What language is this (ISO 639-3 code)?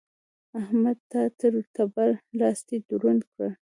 pus